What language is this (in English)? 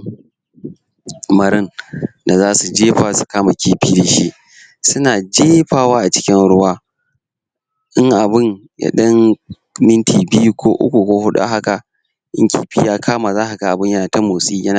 Hausa